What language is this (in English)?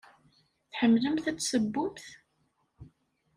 Kabyle